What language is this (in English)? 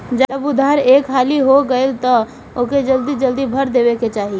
Bhojpuri